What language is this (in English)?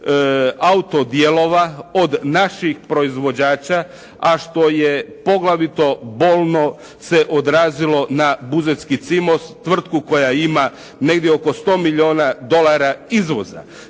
Croatian